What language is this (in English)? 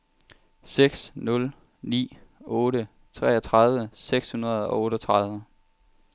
Danish